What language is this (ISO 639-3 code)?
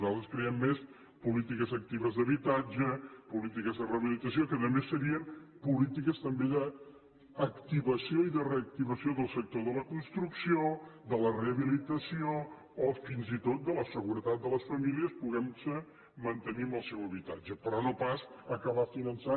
cat